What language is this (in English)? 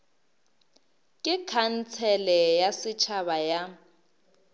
Northern Sotho